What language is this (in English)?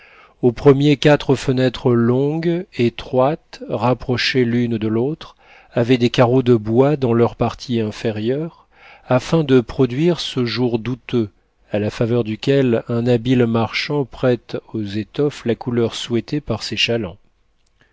French